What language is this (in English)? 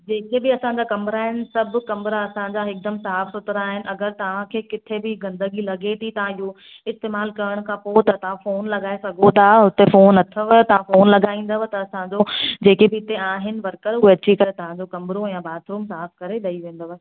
Sindhi